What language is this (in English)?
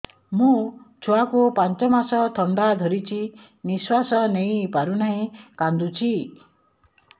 Odia